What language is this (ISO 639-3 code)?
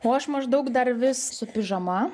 lit